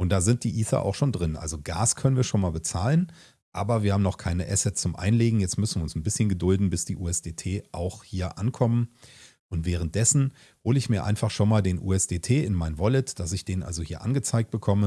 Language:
German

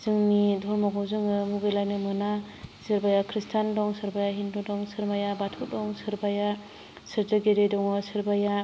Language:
Bodo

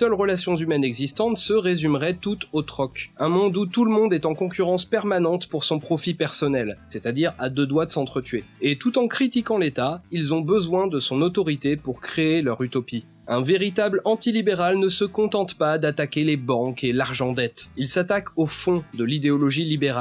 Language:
French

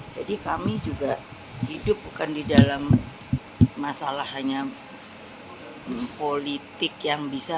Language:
Indonesian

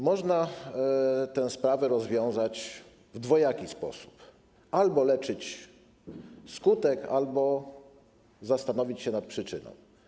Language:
Polish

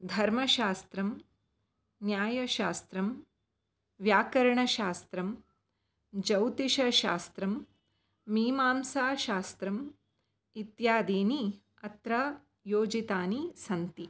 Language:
Sanskrit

